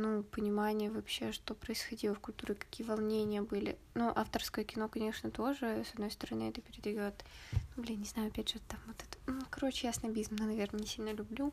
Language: Russian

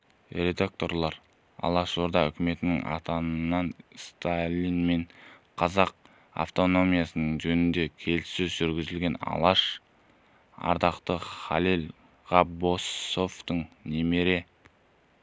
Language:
Kazakh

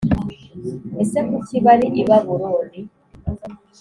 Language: Kinyarwanda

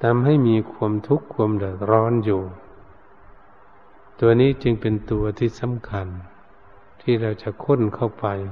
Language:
Thai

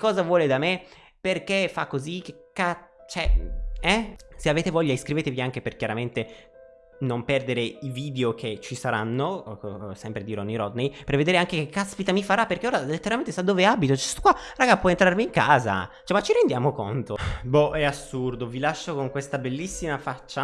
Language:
Italian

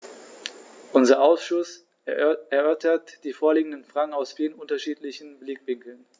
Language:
German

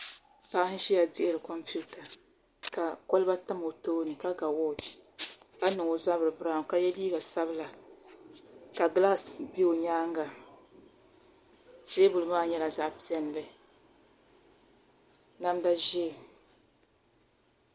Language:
Dagbani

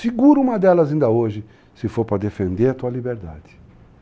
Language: Portuguese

